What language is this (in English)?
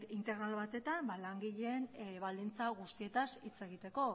Basque